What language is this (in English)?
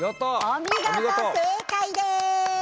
Japanese